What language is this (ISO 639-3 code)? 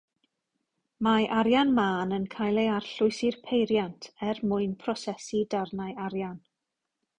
cym